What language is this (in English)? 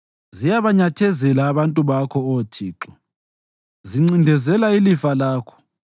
North Ndebele